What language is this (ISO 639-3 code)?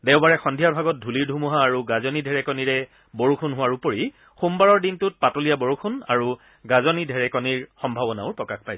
asm